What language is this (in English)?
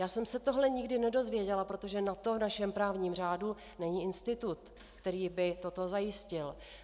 Czech